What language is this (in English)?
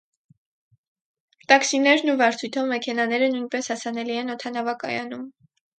Armenian